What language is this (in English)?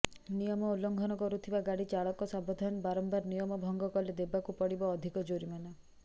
Odia